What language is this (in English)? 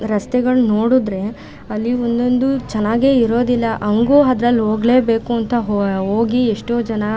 Kannada